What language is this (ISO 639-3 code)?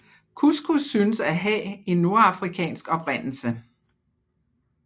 dan